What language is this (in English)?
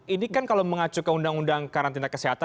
Indonesian